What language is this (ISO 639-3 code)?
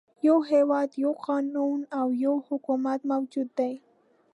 pus